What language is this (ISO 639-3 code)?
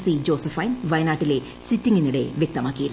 mal